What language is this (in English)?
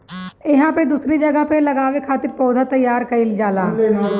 Bhojpuri